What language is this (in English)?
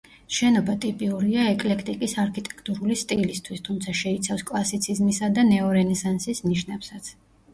Georgian